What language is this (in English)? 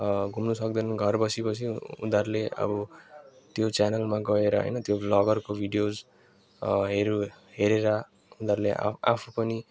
Nepali